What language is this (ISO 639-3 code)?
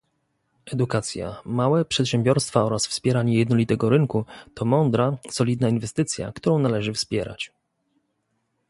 pol